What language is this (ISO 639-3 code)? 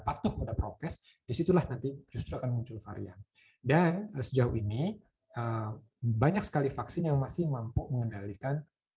ind